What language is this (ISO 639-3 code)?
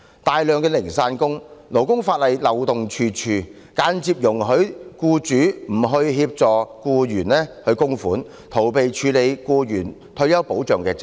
yue